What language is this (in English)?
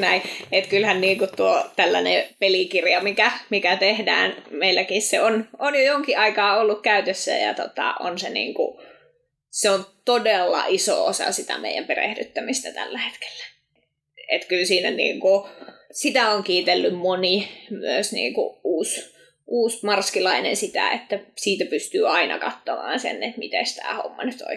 Finnish